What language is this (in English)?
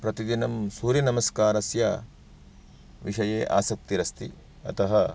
Sanskrit